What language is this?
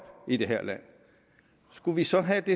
Danish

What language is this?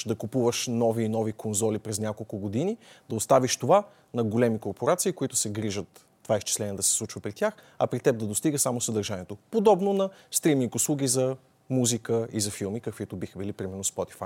Bulgarian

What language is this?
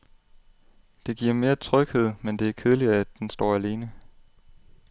Danish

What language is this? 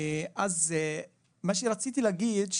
Hebrew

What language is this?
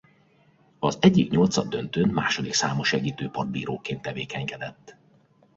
Hungarian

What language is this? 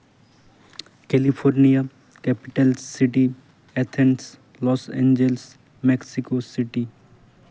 Santali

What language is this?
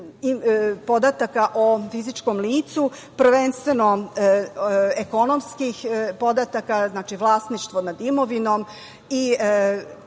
Serbian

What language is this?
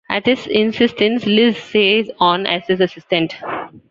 English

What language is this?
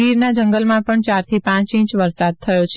Gujarati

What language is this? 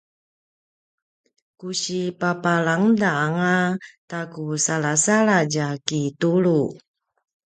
Paiwan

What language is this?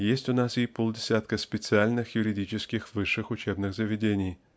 Russian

